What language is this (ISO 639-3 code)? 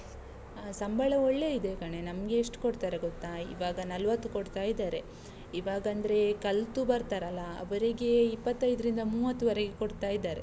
kan